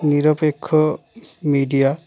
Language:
Bangla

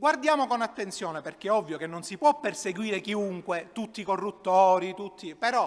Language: Italian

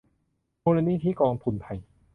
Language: Thai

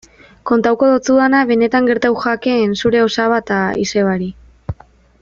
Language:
Basque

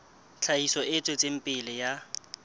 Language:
Southern Sotho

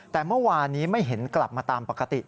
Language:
Thai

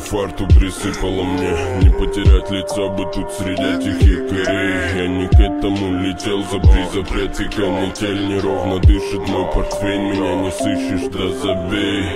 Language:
Romanian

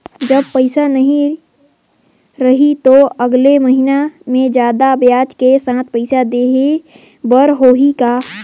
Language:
Chhattisgarhi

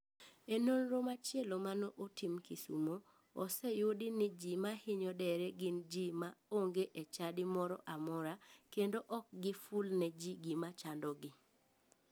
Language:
Luo (Kenya and Tanzania)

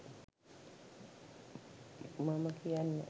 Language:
Sinhala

